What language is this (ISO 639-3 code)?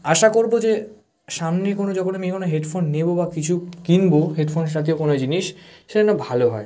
ben